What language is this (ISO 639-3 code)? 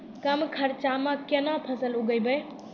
mai